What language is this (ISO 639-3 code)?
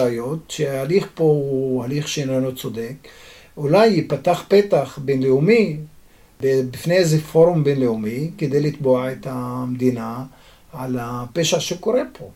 heb